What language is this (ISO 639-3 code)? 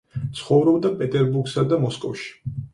kat